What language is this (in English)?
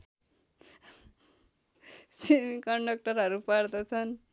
Nepali